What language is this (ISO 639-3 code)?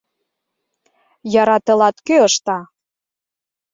chm